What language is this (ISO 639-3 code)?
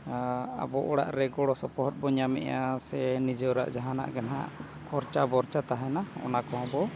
sat